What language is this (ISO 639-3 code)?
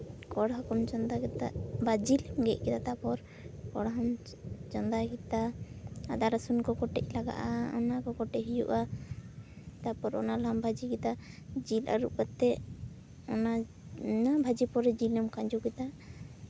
sat